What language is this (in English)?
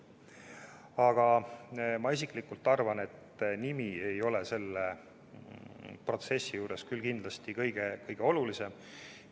Estonian